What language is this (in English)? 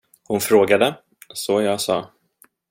Swedish